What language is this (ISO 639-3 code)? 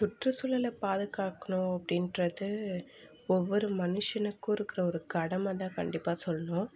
tam